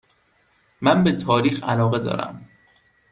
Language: Persian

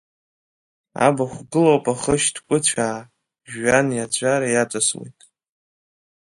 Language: Abkhazian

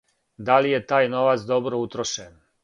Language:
Serbian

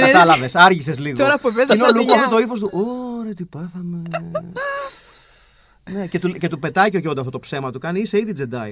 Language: Greek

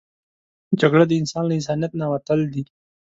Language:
Pashto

